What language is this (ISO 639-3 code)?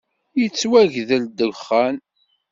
kab